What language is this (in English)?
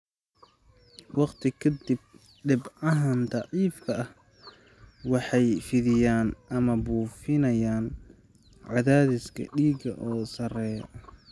Somali